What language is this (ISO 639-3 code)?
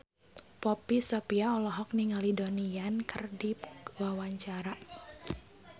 sun